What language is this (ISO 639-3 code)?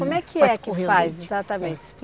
por